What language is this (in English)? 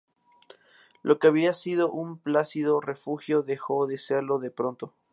Spanish